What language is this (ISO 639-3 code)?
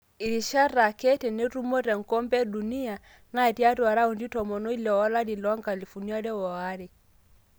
mas